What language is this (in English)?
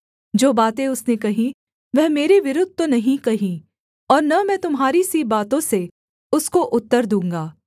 Hindi